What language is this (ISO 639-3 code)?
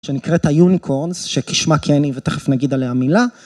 heb